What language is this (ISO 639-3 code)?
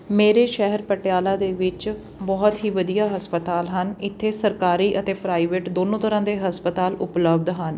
pan